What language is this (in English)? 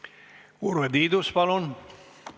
Estonian